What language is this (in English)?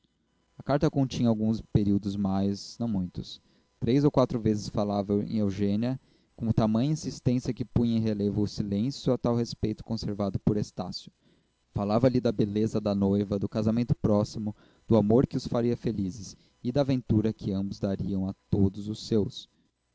Portuguese